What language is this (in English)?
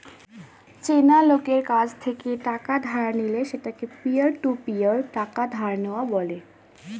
Bangla